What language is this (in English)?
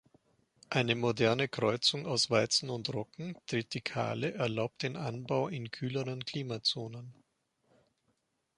German